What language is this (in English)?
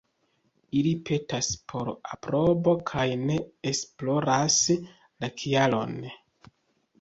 Esperanto